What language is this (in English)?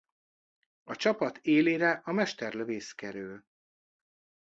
Hungarian